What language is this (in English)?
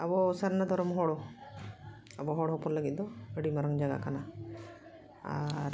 Santali